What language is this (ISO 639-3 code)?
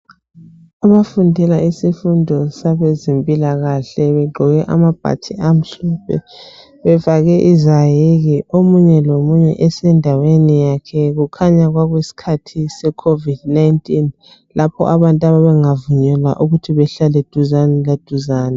nde